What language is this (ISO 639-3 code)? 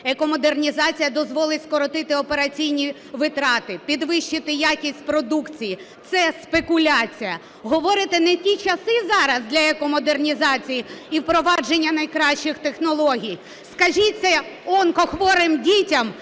ukr